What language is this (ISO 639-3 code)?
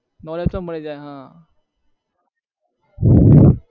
guj